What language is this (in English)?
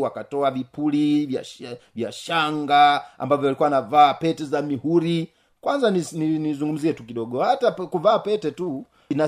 Swahili